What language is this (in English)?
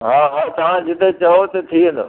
Sindhi